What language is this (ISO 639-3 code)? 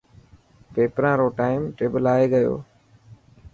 mki